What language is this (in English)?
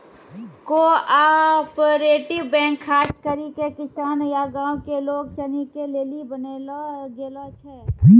Maithili